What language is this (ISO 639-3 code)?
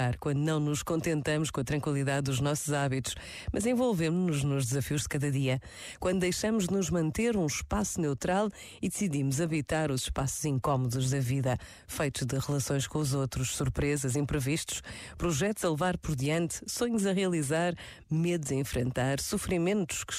por